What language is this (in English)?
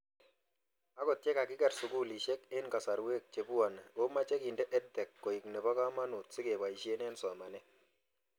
Kalenjin